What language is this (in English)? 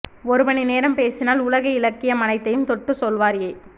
Tamil